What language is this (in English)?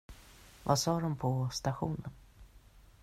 Swedish